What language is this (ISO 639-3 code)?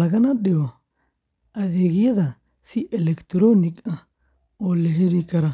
som